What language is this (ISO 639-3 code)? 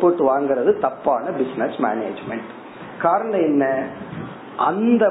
tam